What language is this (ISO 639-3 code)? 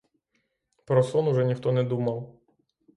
ukr